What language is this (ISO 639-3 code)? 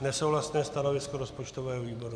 ces